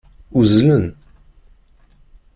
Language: Kabyle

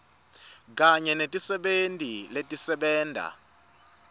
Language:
Swati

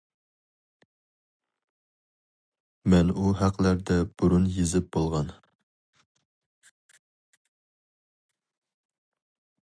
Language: Uyghur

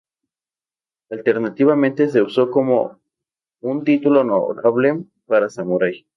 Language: Spanish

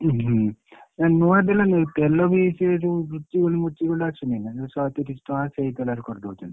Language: Odia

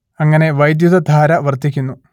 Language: Malayalam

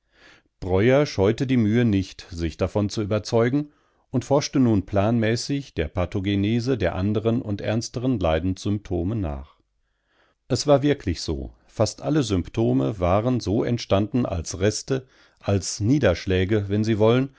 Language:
German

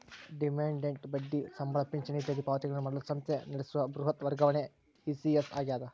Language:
Kannada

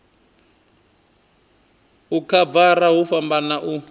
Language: Venda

